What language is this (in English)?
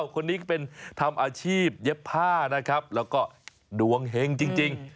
Thai